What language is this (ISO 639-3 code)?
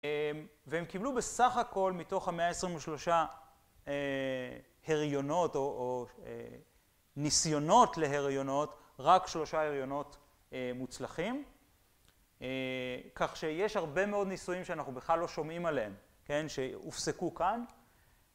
heb